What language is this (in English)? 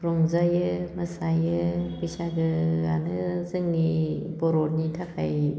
Bodo